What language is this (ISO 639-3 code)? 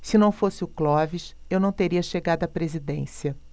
por